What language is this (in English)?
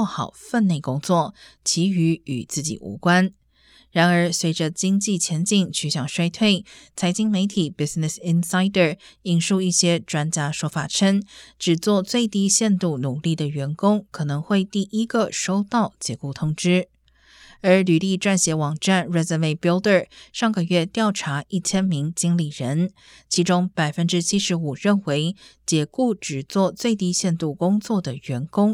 Chinese